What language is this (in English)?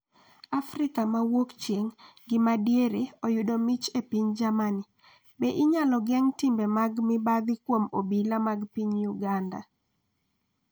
Luo (Kenya and Tanzania)